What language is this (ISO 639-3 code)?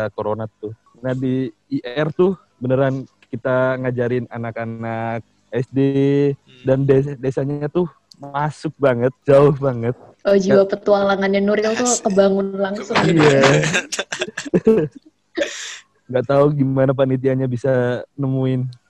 ind